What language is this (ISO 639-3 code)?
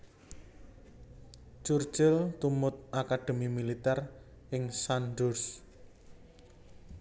jav